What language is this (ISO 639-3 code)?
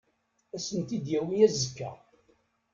kab